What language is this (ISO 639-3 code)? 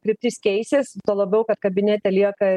lit